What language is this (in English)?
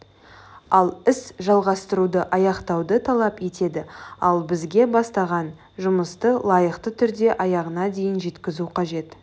Kazakh